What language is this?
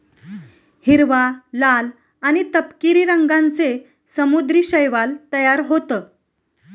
Marathi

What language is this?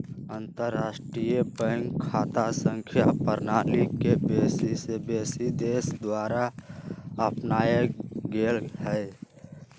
Magahi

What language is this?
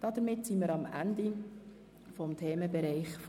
Swiss German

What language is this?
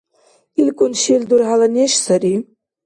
Dargwa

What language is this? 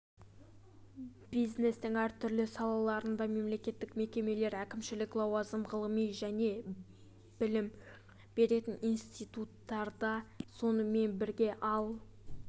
Kazakh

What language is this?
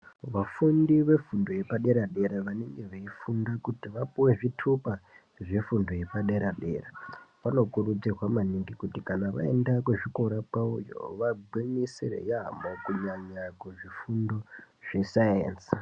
Ndau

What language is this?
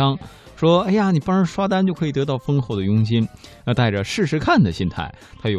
Chinese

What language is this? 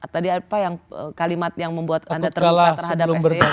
Indonesian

